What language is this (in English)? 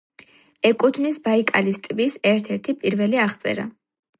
Georgian